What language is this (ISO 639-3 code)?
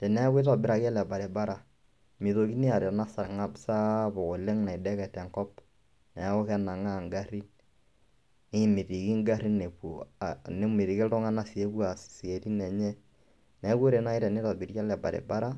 mas